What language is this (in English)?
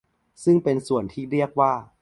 Thai